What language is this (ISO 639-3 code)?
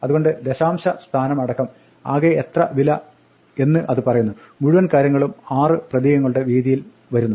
mal